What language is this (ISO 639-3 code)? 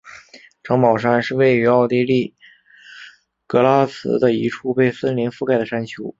zho